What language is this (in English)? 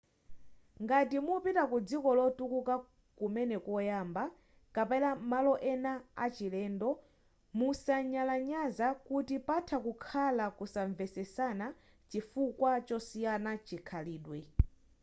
Nyanja